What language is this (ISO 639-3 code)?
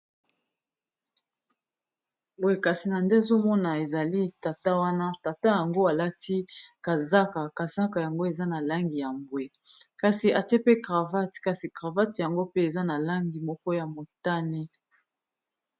lin